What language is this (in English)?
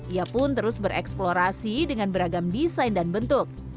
Indonesian